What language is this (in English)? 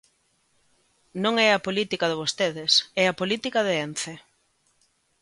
Galician